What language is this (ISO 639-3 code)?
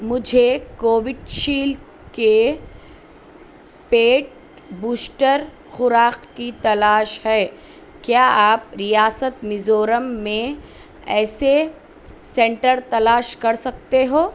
urd